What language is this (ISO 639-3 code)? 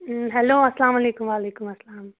kas